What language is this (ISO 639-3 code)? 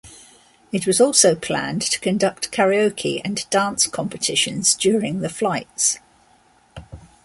eng